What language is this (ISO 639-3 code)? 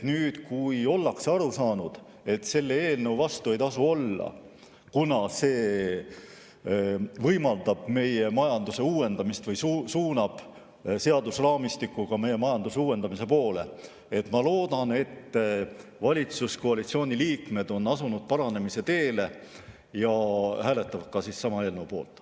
est